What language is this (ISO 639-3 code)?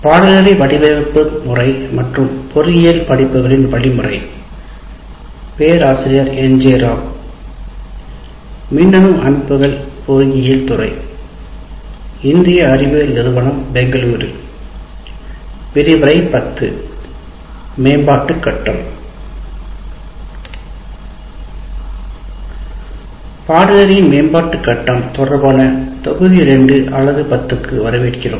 tam